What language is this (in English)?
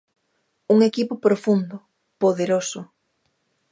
Galician